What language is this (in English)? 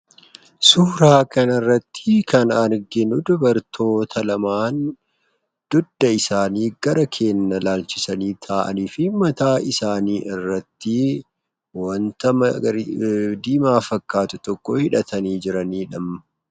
Oromo